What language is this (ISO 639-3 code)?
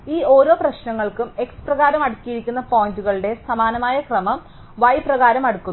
mal